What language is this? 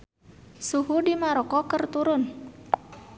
Sundanese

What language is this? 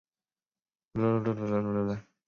Chinese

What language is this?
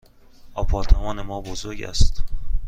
Persian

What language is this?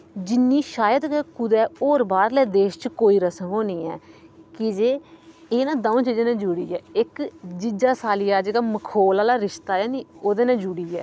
Dogri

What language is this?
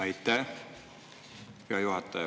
Estonian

